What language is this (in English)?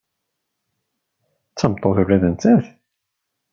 Kabyle